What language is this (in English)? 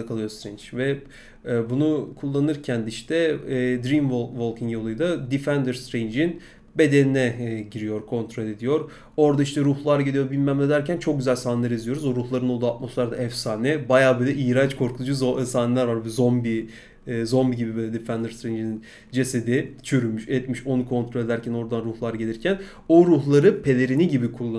Turkish